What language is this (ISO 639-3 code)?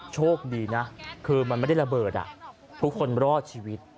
tha